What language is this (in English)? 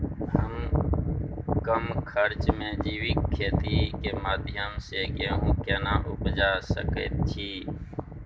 Maithili